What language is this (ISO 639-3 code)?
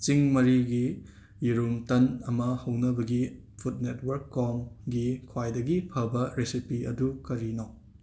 mni